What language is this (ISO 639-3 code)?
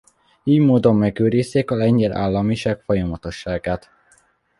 hun